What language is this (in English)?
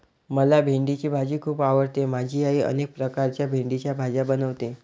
Marathi